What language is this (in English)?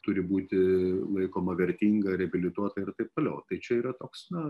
Lithuanian